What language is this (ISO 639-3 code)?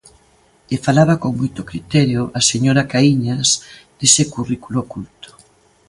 glg